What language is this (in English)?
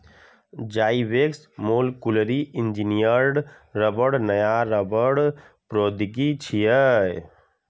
Maithili